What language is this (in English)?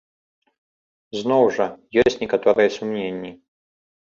Belarusian